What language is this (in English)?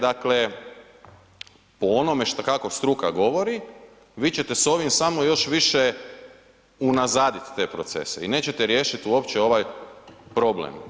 Croatian